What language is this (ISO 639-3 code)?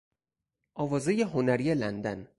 fas